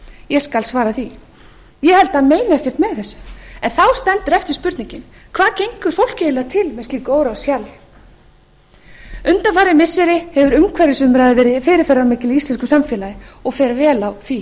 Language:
Icelandic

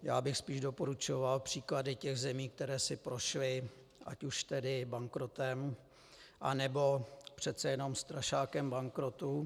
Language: Czech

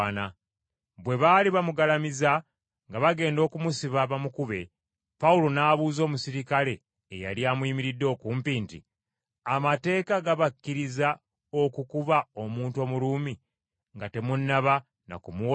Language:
Ganda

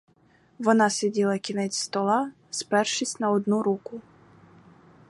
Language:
Ukrainian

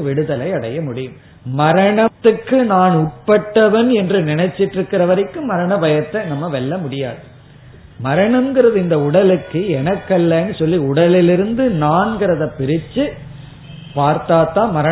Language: Tamil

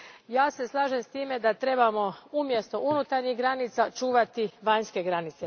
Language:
Croatian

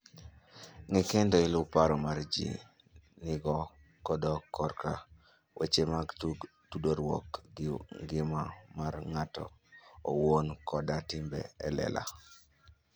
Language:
Luo (Kenya and Tanzania)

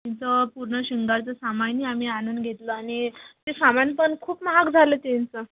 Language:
Marathi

